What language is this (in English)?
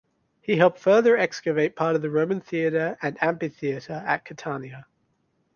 English